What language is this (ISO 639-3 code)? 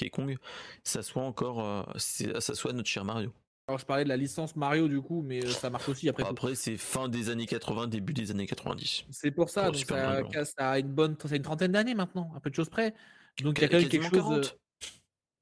fra